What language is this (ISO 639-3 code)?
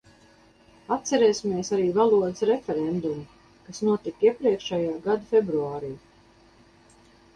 lav